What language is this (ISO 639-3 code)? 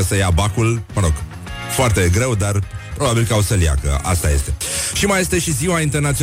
ron